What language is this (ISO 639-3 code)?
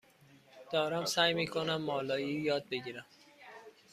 fas